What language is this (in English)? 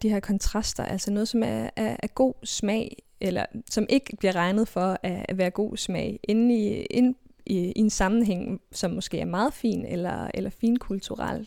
Danish